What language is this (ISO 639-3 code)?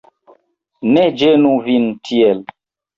epo